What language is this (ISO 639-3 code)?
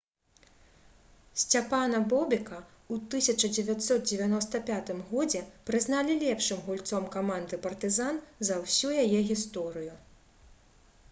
bel